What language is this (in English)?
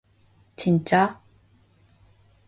Korean